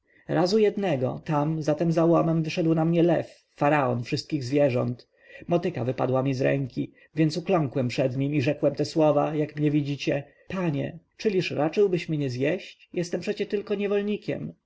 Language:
Polish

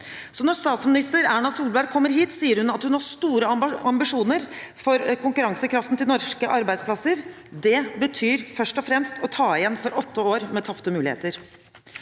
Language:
Norwegian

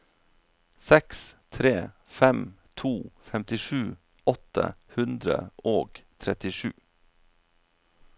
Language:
Norwegian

